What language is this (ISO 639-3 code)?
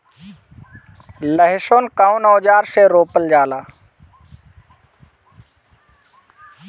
bho